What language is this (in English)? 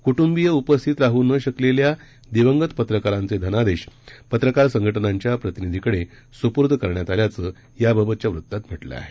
Marathi